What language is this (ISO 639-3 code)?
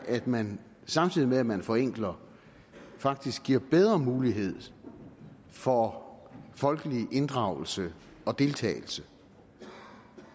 dan